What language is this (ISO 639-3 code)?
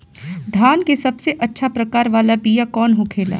bho